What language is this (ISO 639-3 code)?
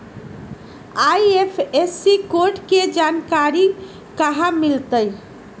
mag